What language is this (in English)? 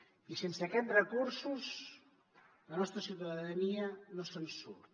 Catalan